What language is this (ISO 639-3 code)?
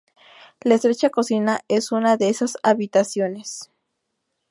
spa